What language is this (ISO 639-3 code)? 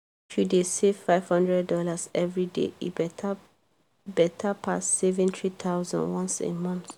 pcm